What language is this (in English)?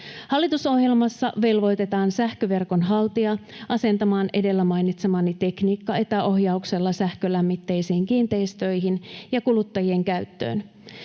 Finnish